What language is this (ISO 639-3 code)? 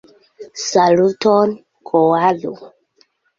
epo